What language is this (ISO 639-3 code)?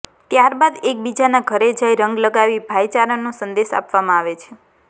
guj